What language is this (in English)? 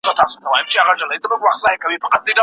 Pashto